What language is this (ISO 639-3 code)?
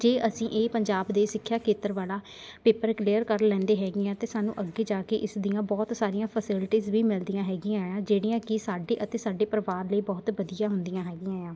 pan